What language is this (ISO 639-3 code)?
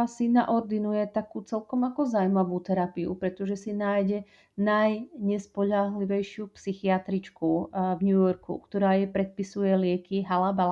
slk